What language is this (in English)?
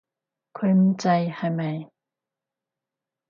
Cantonese